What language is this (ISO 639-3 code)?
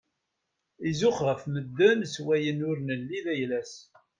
kab